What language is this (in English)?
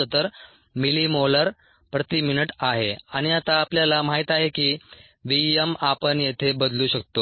Marathi